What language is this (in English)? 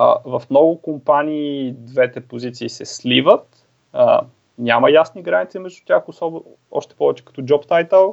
Bulgarian